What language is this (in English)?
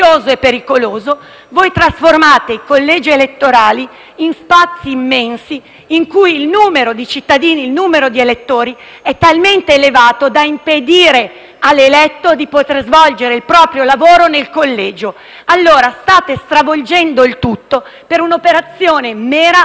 Italian